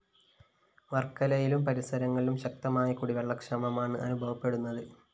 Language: Malayalam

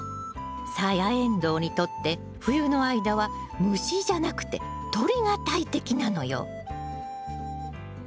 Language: Japanese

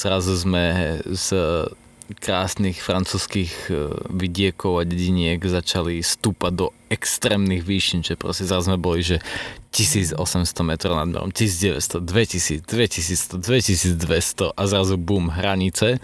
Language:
Slovak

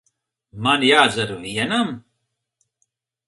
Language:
Latvian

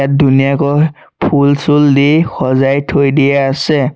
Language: Assamese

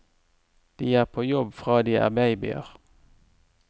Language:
Norwegian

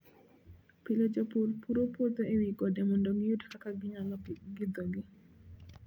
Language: Luo (Kenya and Tanzania)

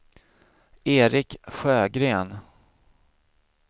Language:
Swedish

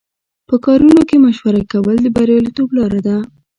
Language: Pashto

